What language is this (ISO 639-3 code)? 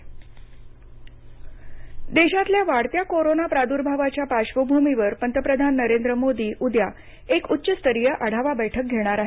mar